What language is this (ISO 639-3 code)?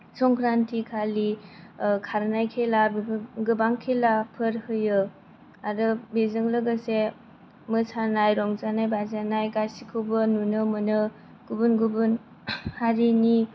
brx